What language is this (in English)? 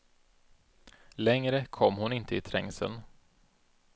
Swedish